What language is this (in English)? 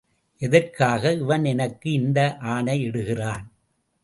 Tamil